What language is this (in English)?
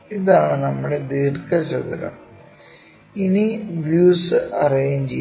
Malayalam